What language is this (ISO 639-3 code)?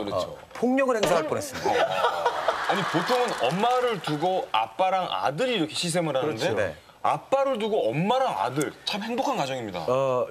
kor